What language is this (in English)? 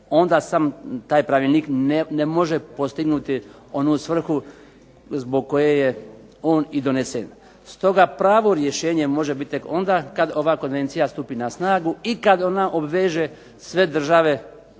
Croatian